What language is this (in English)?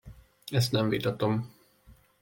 Hungarian